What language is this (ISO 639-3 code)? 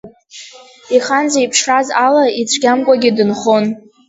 abk